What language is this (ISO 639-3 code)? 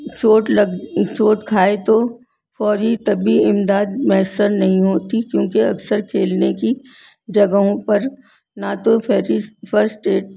urd